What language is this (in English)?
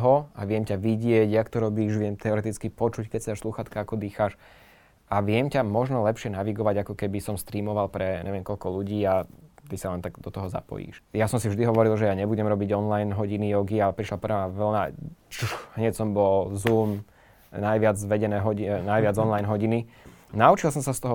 Slovak